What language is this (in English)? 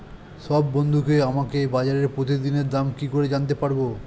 Bangla